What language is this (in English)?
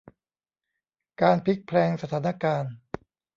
Thai